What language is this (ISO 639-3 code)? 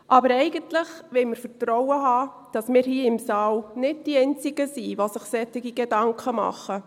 gsw